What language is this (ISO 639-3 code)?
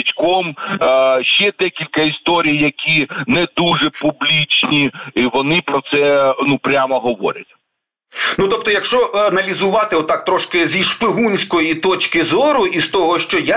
ukr